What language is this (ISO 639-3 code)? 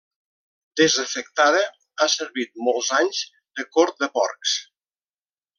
cat